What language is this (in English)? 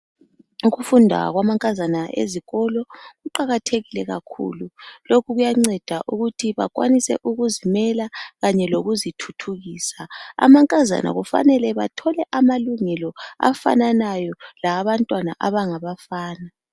North Ndebele